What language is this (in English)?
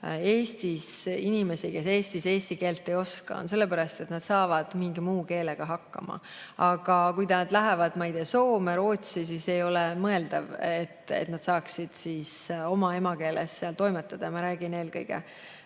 Estonian